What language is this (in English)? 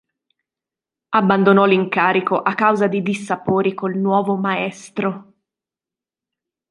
Italian